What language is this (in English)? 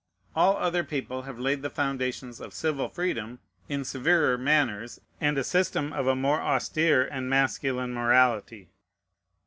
English